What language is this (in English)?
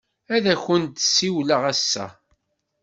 Kabyle